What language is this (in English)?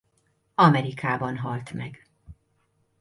Hungarian